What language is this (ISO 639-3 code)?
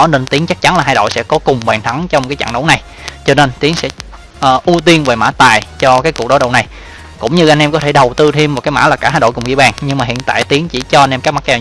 vie